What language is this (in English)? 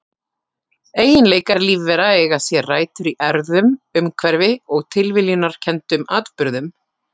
Icelandic